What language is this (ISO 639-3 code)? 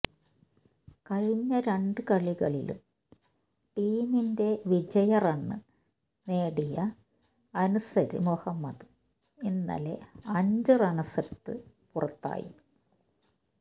mal